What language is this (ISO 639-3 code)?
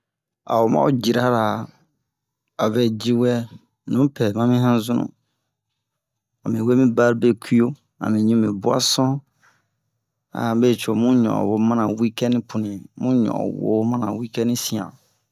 bmq